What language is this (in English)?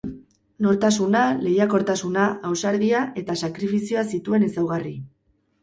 Basque